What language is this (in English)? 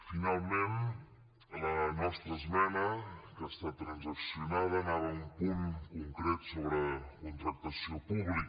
Catalan